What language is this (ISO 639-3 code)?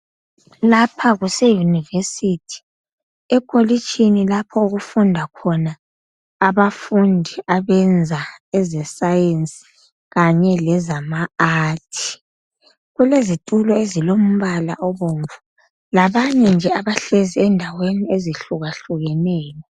nde